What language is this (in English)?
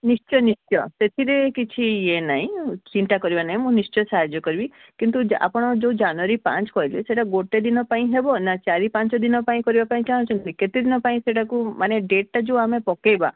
Odia